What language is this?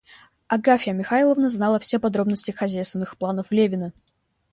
Russian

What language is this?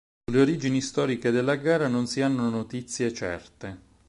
Italian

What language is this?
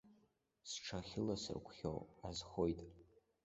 Abkhazian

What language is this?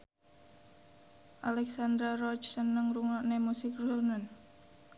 Javanese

